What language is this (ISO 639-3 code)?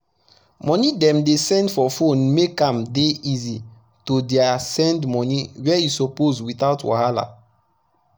pcm